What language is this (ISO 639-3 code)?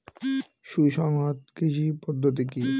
ben